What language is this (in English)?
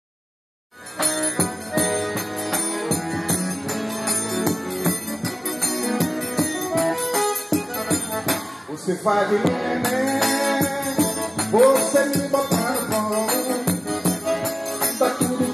Ukrainian